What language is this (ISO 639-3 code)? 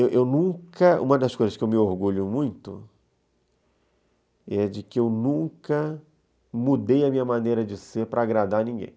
por